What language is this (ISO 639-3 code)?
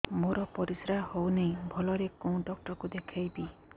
ori